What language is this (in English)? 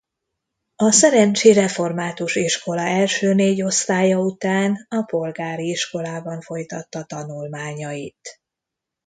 Hungarian